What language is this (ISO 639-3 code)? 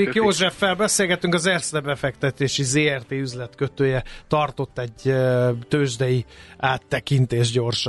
hun